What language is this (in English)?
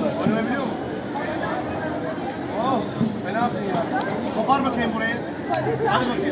Romanian